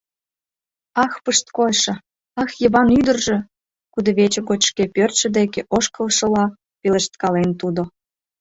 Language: Mari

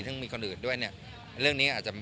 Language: Thai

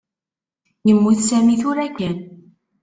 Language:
Kabyle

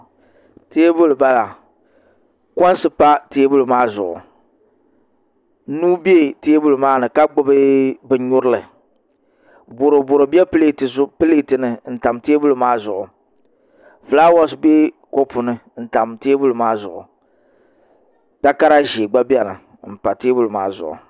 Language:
Dagbani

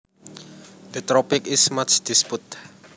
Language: Javanese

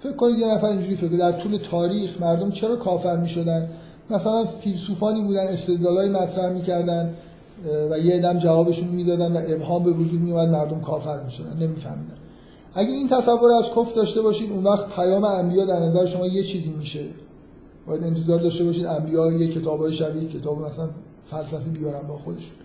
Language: Persian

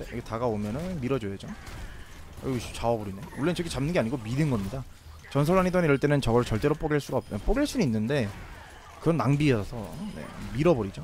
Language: Korean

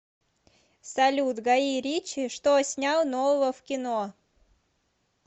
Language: Russian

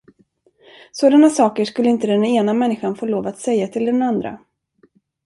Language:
Swedish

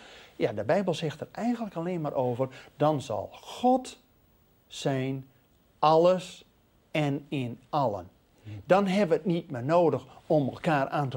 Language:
Dutch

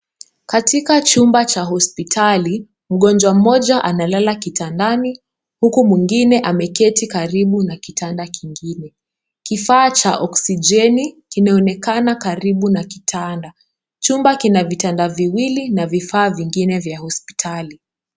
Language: Swahili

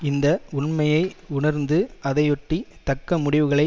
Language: Tamil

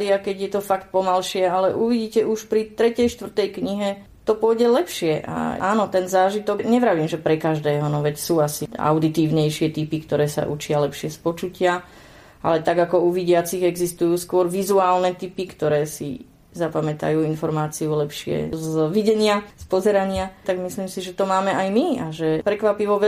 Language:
Slovak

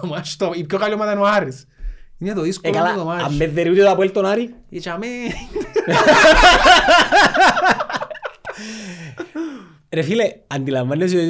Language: Greek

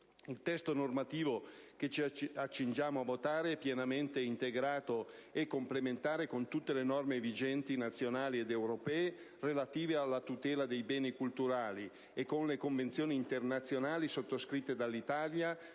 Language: Italian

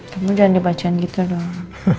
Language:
Indonesian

